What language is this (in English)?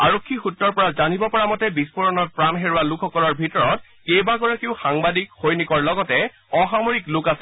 Assamese